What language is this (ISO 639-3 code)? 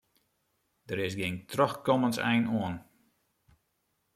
fry